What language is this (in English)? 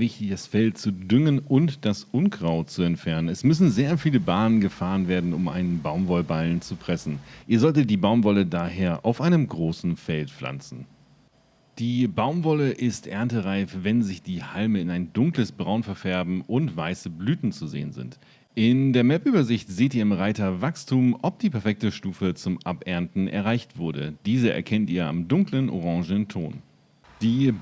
German